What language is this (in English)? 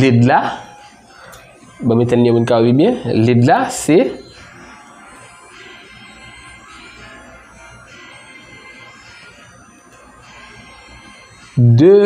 French